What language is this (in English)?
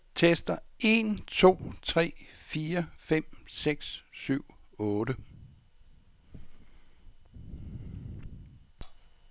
Danish